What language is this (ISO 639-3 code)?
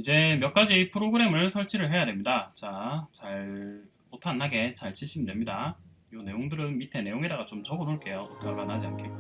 kor